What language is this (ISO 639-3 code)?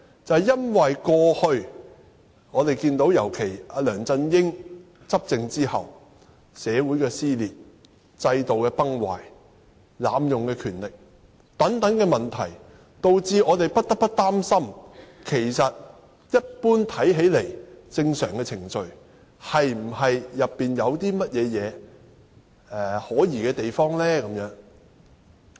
yue